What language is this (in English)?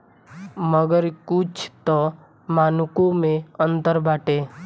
Bhojpuri